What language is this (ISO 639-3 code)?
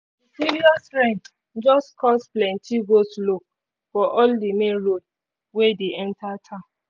pcm